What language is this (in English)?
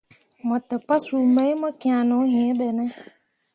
Mundang